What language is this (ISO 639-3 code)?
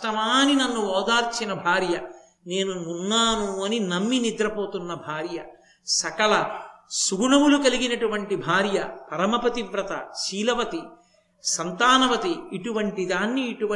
tel